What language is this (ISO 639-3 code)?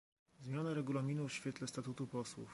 pol